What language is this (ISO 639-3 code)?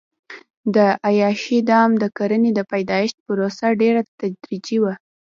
pus